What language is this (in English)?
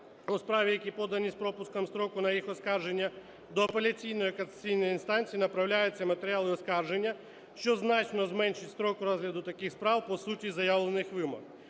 Ukrainian